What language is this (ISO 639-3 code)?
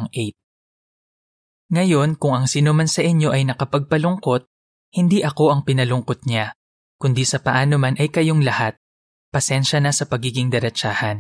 fil